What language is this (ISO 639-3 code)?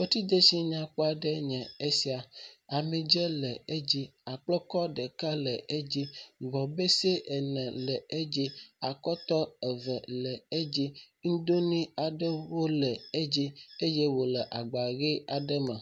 ewe